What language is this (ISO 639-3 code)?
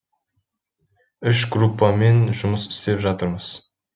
kaz